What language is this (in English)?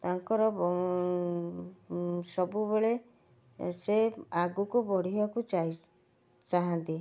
Odia